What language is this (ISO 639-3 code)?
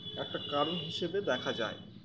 ben